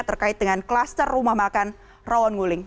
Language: Indonesian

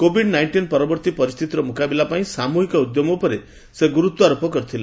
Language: Odia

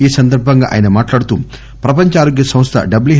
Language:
Telugu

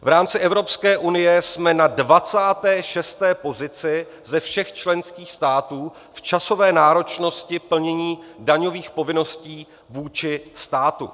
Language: Czech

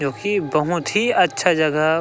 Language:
Chhattisgarhi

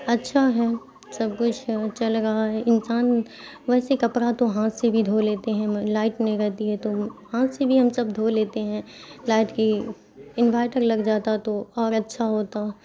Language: Urdu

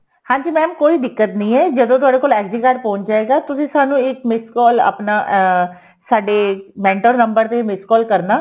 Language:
Punjabi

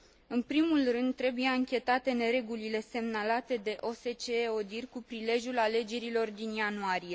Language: Romanian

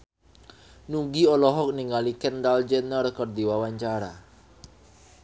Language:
Sundanese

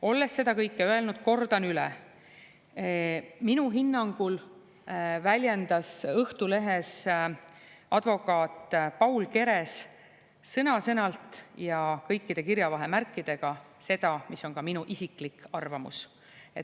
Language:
Estonian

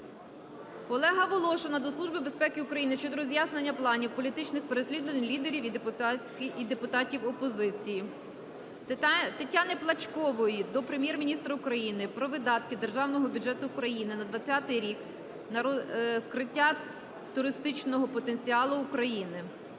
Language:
Ukrainian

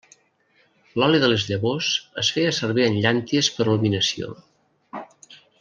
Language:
Catalan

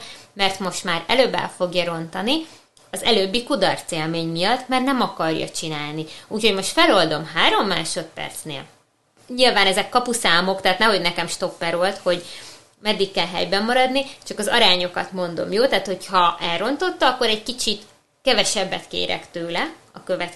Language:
Hungarian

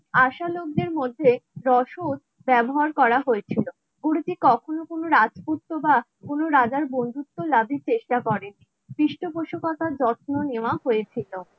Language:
Bangla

